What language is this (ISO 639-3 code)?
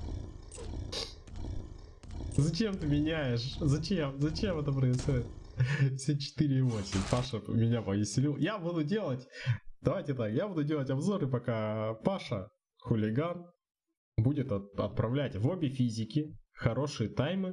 rus